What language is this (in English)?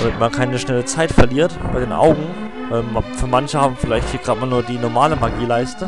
German